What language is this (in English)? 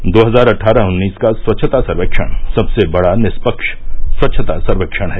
Hindi